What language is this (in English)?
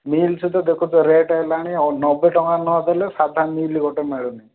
Odia